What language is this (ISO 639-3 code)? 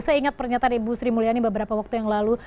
ind